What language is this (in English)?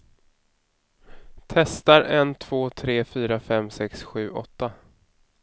Swedish